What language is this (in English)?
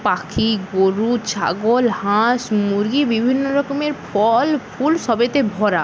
Bangla